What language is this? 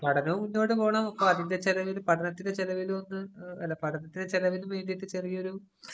Malayalam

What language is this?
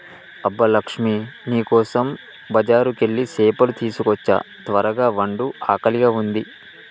Telugu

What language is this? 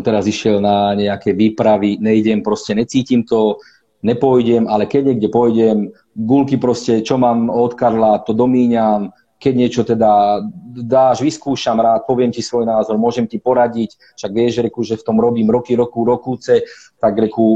Slovak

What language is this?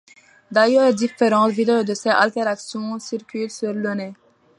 French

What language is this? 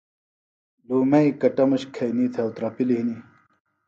Phalura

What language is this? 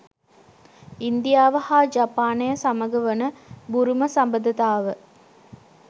Sinhala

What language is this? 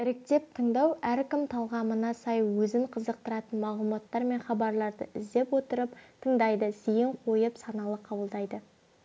Kazakh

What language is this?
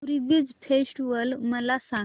Marathi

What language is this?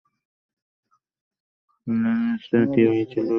Bangla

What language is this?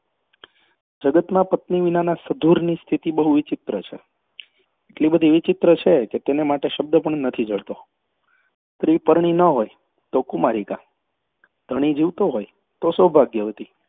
Gujarati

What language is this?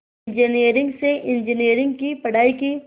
Hindi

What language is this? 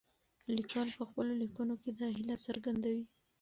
Pashto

